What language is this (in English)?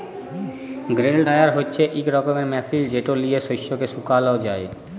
Bangla